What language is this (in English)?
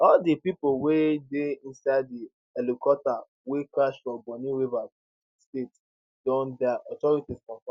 Nigerian Pidgin